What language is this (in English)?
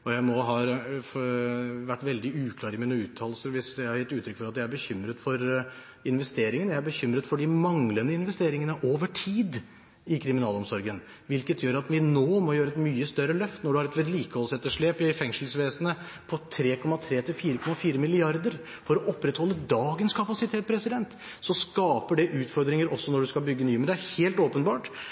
Norwegian Bokmål